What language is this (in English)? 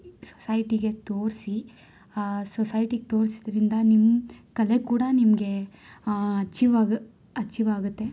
Kannada